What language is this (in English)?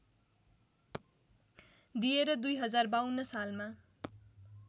Nepali